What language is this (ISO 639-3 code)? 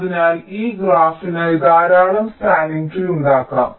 mal